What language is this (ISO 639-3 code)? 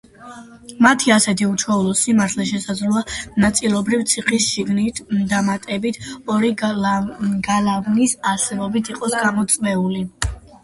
kat